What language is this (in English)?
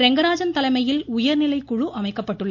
Tamil